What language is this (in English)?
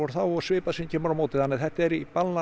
Icelandic